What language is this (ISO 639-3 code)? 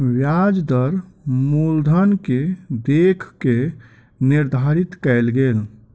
mai